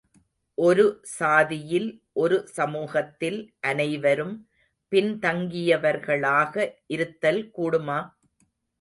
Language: Tamil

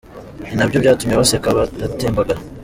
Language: Kinyarwanda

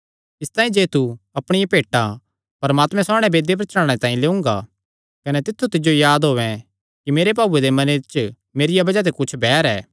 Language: Kangri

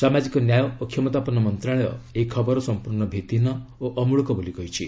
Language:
Odia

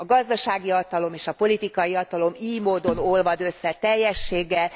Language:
Hungarian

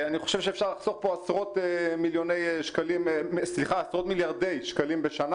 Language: Hebrew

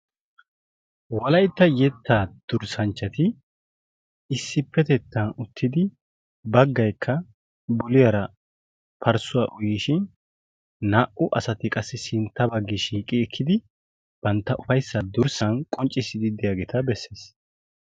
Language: Wolaytta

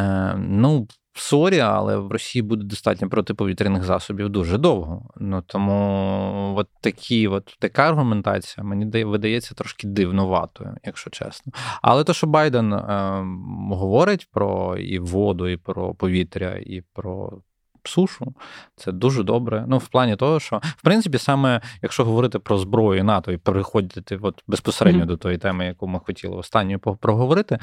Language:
Ukrainian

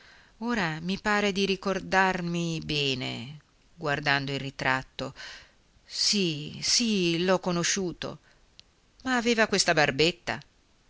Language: Italian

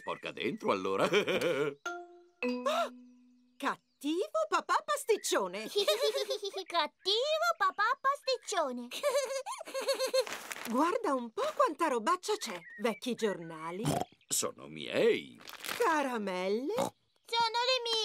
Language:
Italian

